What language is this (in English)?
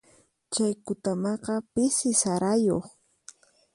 Puno Quechua